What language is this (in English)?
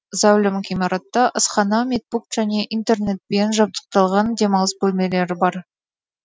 Kazakh